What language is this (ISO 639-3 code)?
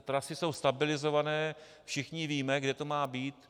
ces